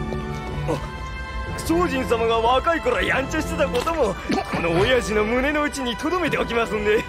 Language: Japanese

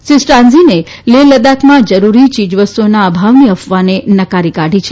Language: Gujarati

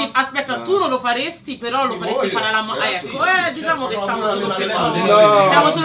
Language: Italian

